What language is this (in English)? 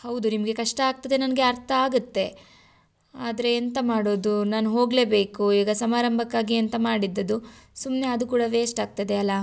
Kannada